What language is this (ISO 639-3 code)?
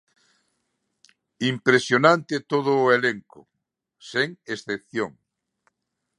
glg